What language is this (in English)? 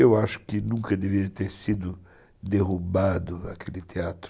Portuguese